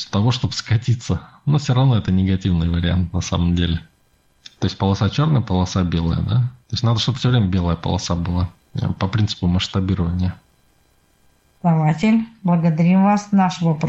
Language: Russian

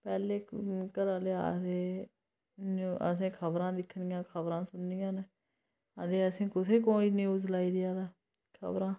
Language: Dogri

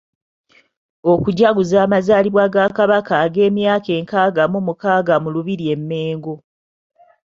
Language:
Ganda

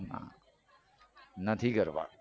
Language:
Gujarati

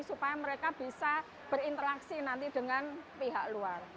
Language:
Indonesian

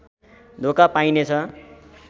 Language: Nepali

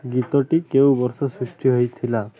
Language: Odia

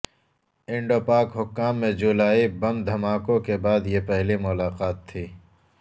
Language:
Urdu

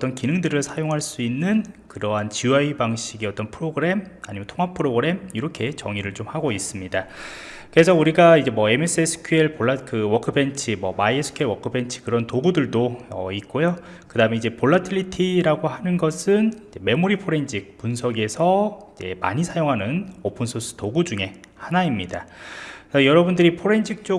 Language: Korean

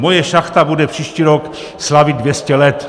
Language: Czech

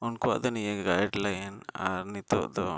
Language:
Santali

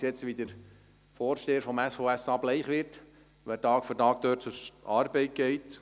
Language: Swiss German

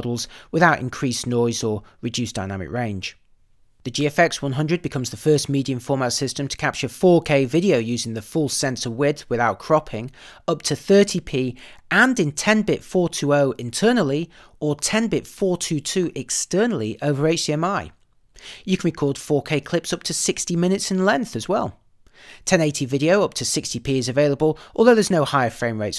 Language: English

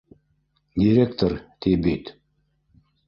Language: Bashkir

